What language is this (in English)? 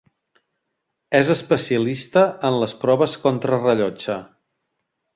Catalan